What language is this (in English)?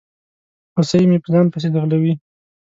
Pashto